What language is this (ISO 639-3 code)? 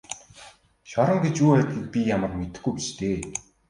mon